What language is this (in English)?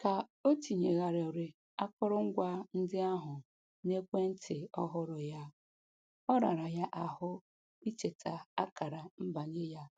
Igbo